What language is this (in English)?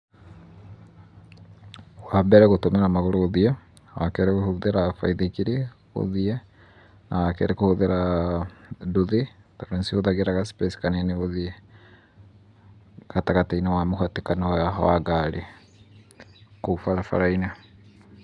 Kikuyu